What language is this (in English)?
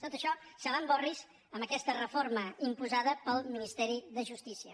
Catalan